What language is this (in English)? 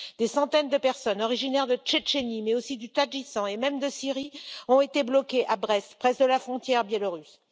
French